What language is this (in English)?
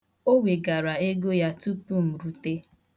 Igbo